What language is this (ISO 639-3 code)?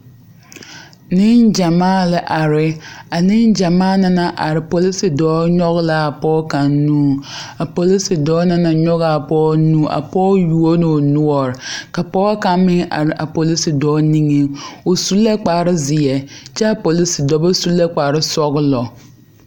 dga